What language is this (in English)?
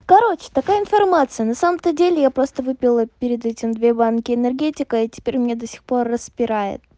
Russian